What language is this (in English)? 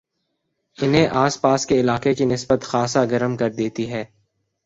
Urdu